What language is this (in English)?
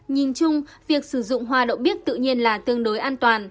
Vietnamese